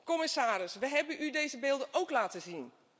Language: Dutch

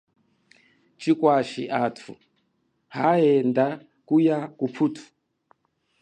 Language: Chokwe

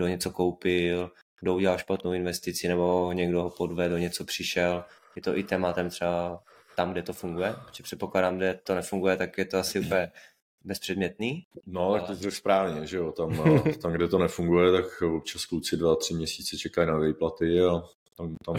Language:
Czech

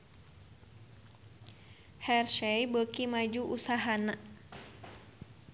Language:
Sundanese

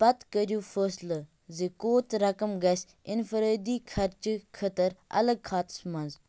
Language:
Kashmiri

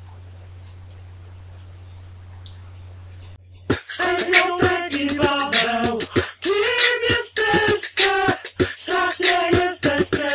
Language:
Polish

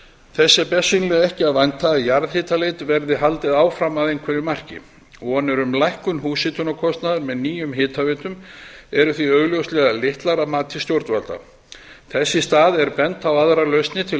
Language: Icelandic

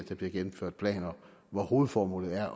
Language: Danish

